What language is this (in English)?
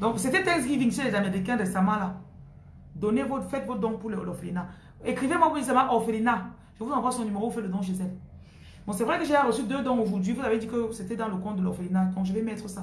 French